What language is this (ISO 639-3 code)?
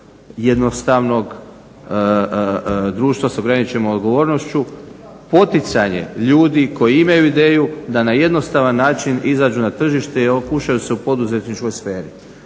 hrv